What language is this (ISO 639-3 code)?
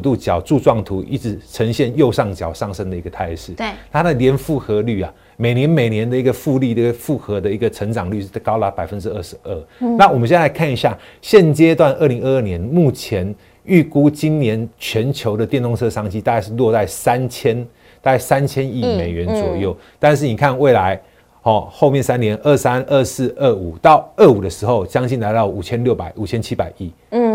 zho